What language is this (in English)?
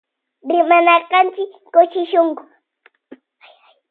Loja Highland Quichua